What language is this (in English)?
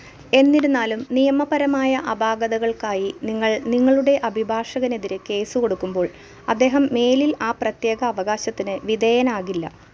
Malayalam